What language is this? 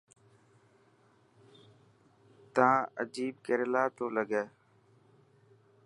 Dhatki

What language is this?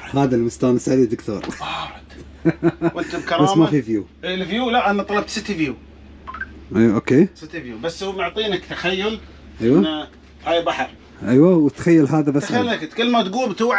Arabic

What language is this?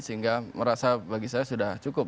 Indonesian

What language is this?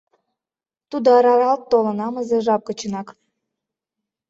Mari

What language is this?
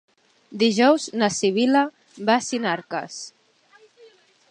Catalan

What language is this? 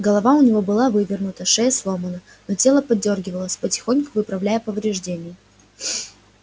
Russian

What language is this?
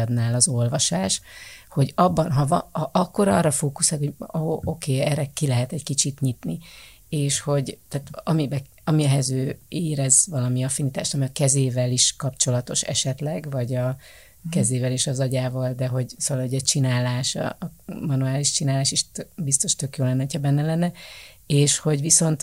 Hungarian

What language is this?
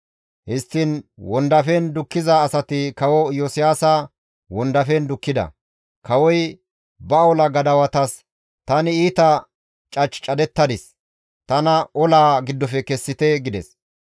Gamo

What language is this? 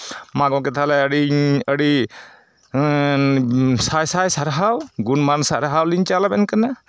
Santali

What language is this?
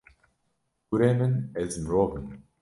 Kurdish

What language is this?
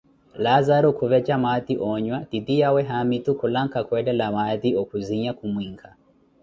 Koti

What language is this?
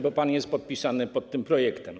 Polish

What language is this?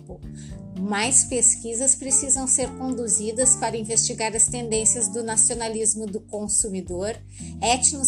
Portuguese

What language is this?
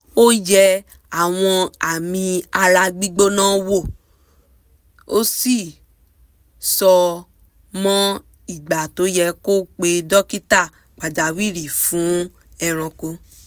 Yoruba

